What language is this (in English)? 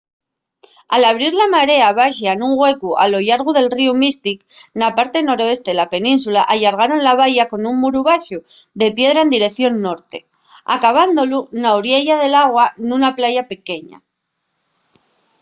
Asturian